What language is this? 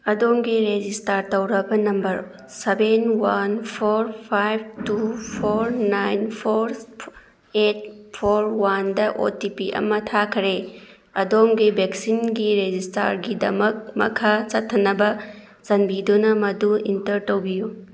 Manipuri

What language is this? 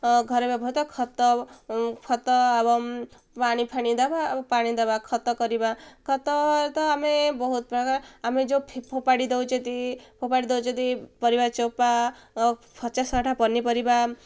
Odia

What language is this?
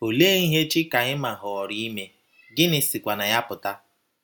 Igbo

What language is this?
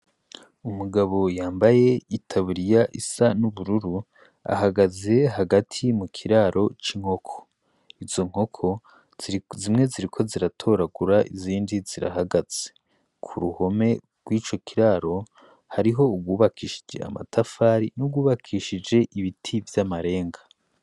Rundi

